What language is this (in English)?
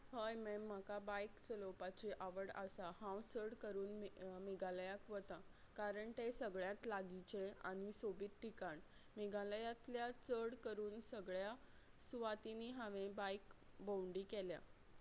Konkani